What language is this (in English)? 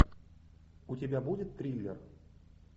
Russian